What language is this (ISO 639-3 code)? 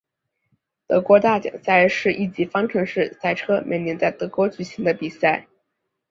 zho